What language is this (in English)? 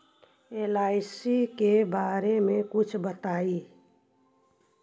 Magahi